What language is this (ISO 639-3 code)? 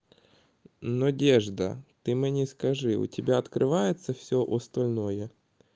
rus